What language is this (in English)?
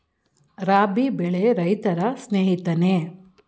Kannada